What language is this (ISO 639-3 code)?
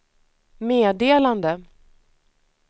swe